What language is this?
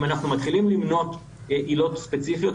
Hebrew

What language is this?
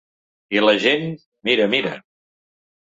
Catalan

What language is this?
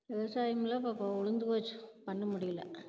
Tamil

